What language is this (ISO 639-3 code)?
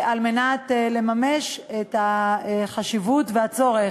heb